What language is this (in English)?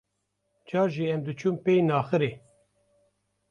Kurdish